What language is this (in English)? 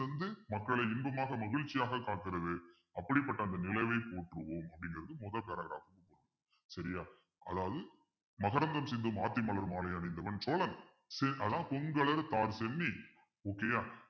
Tamil